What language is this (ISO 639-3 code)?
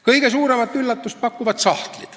est